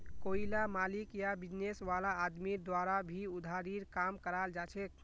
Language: Magahi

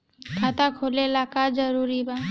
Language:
Bhojpuri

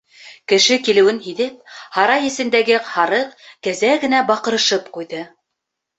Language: Bashkir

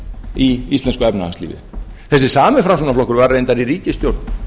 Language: Icelandic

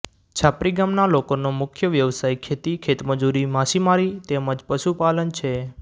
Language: Gujarati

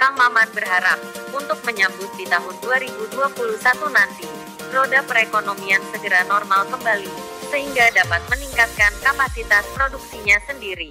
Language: Indonesian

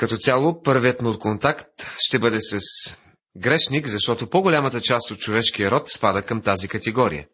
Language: Bulgarian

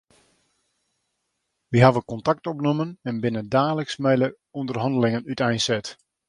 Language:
Western Frisian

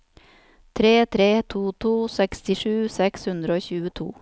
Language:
Norwegian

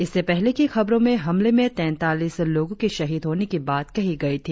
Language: Hindi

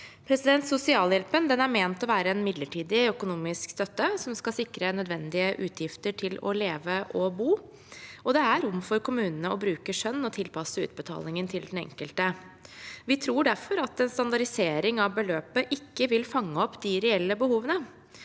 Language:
Norwegian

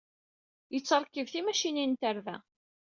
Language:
Kabyle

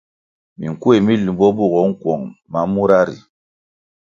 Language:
Kwasio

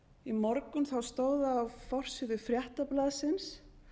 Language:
Icelandic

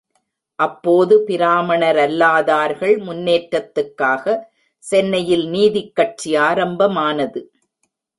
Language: Tamil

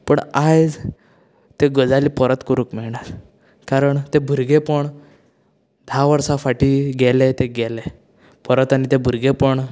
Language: Konkani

